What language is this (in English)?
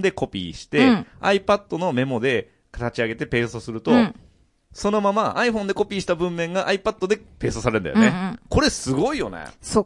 Japanese